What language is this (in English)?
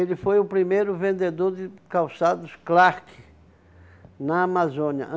Portuguese